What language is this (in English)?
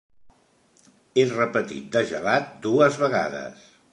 Catalan